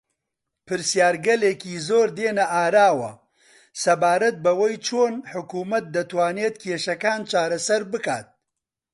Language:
Central Kurdish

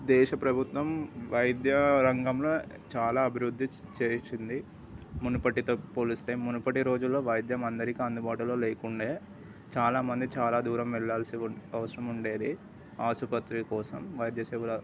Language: Telugu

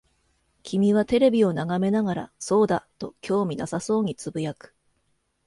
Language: Japanese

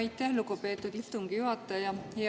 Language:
Estonian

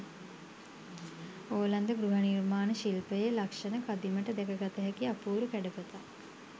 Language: Sinhala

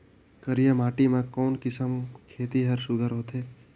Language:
Chhattisgarhi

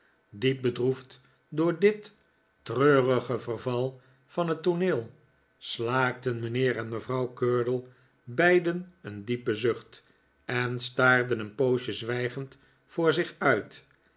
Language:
Dutch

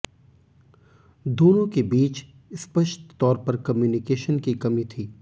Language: Hindi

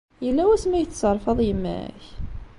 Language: Kabyle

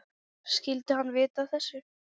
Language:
Icelandic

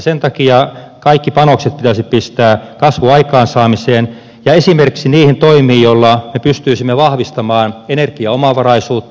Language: Finnish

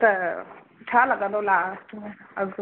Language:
Sindhi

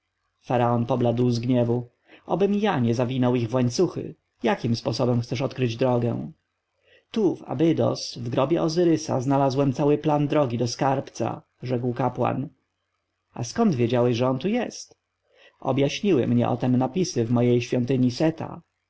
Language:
Polish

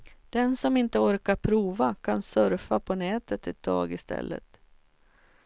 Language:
Swedish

